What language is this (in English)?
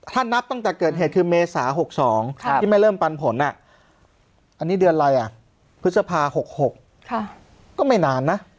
Thai